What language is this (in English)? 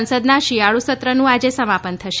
Gujarati